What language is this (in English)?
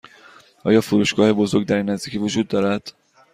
Persian